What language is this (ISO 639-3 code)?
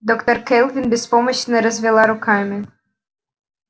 rus